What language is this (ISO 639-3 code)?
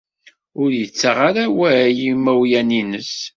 kab